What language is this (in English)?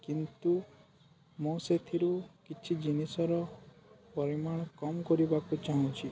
Odia